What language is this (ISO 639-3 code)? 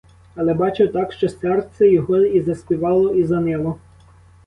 ukr